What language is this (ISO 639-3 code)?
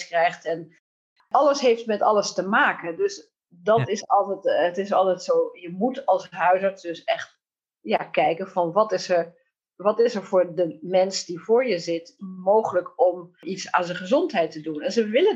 nld